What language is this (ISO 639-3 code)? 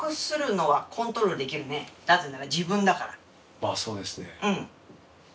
jpn